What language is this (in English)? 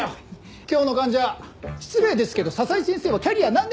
Japanese